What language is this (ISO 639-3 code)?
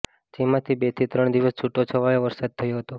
guj